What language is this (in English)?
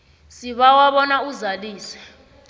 South Ndebele